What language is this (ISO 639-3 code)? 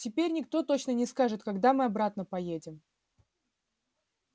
rus